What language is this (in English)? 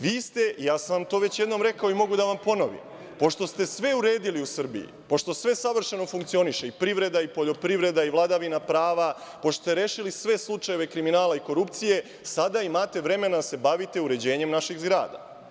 Serbian